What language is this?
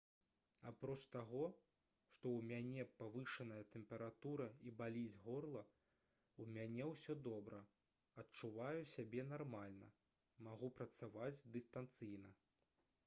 Belarusian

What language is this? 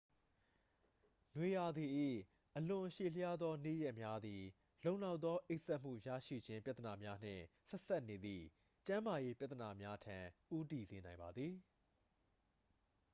Burmese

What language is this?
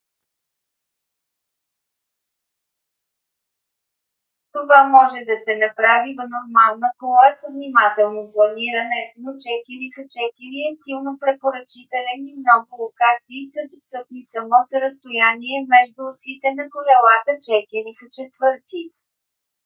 Bulgarian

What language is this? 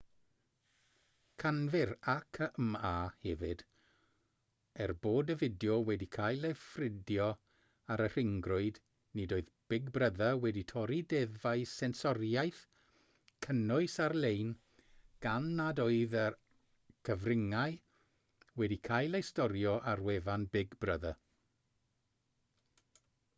Welsh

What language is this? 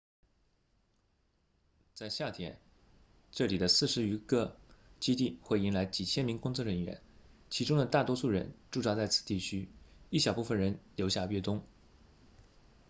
Chinese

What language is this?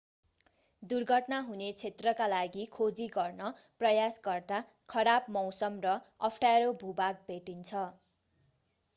Nepali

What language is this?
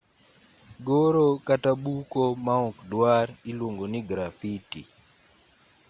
Luo (Kenya and Tanzania)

